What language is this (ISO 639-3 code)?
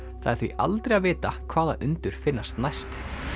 isl